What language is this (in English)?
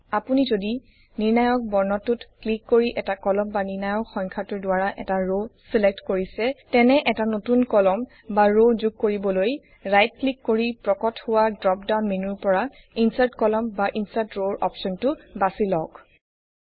Assamese